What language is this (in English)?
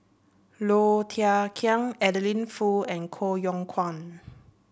English